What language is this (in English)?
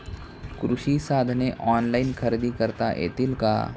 Marathi